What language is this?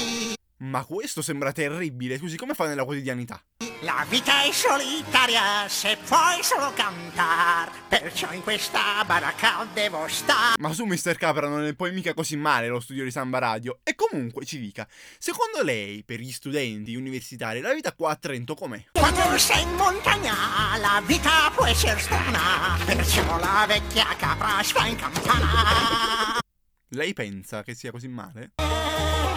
Italian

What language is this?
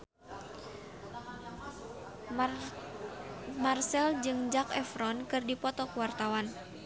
Sundanese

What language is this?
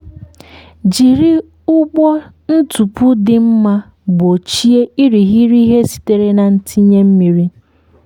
Igbo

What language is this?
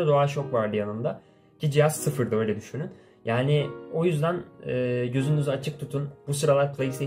Turkish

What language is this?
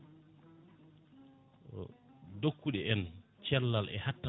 Fula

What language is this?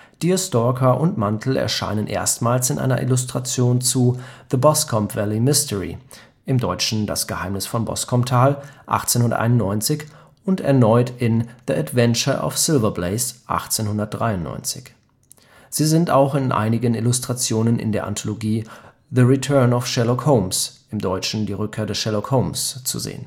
German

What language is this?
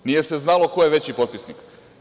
Serbian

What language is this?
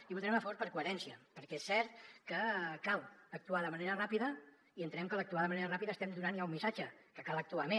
Catalan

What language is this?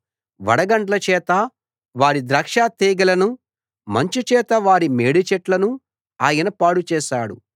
Telugu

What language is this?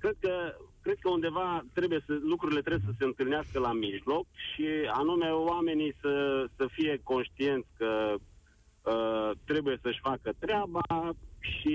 Romanian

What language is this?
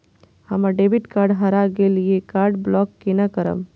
Maithili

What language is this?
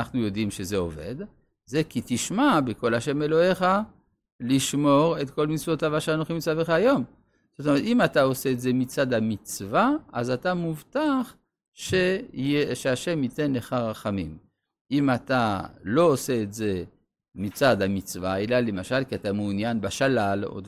Hebrew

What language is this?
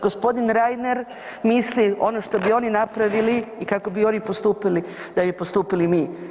Croatian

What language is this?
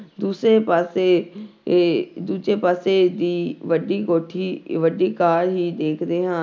Punjabi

